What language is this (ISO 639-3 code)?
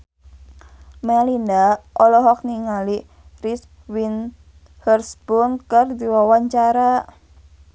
sun